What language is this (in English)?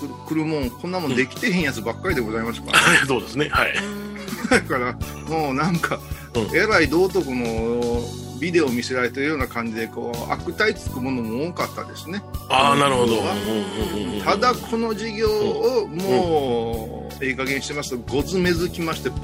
Japanese